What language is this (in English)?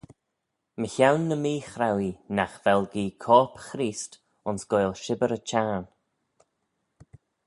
Manx